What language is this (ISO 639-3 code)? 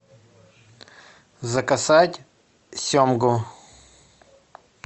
rus